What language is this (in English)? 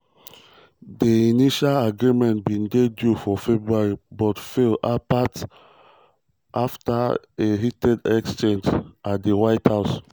Nigerian Pidgin